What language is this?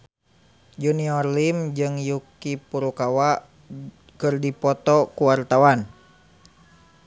Sundanese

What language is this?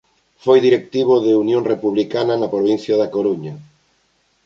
Galician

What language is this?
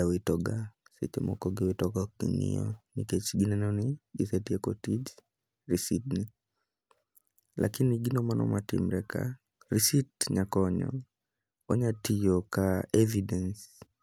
Luo (Kenya and Tanzania)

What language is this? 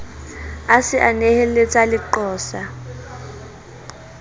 Southern Sotho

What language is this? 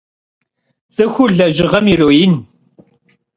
Kabardian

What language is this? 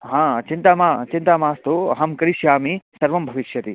Sanskrit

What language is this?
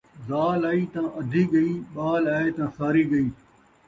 Saraiki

